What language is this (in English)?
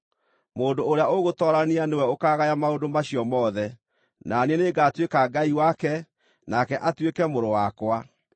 Kikuyu